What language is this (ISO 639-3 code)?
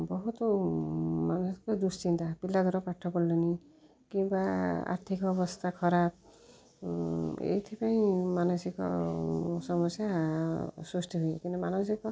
ori